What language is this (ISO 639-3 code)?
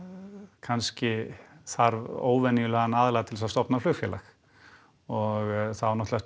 isl